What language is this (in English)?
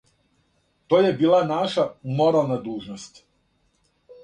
Serbian